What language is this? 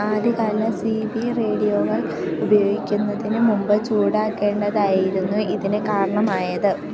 Malayalam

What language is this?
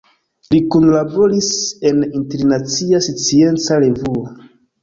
Esperanto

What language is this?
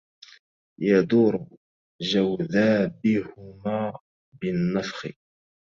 Arabic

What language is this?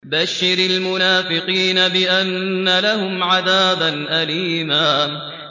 Arabic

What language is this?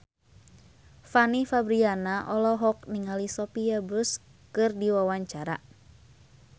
Sundanese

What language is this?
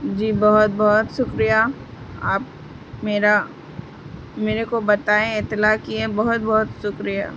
Urdu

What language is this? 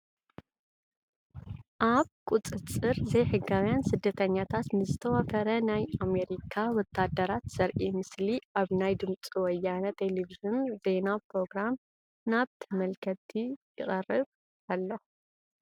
Tigrinya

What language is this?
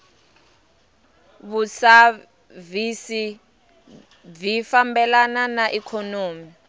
Tsonga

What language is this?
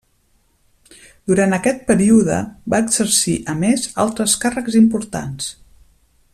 Catalan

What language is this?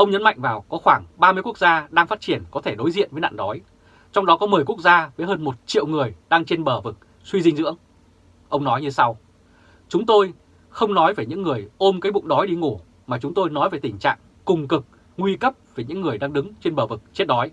Vietnamese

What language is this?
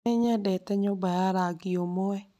Kikuyu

